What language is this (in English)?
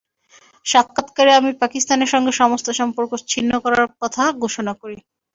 Bangla